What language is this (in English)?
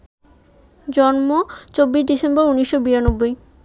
Bangla